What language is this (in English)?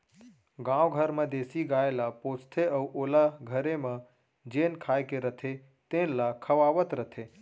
Chhattisgarhi